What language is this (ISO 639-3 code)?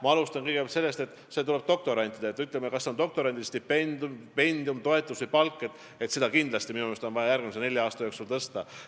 est